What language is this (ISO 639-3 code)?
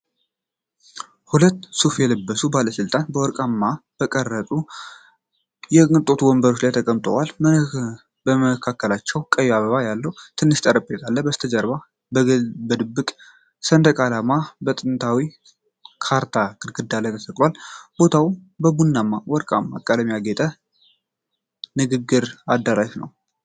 amh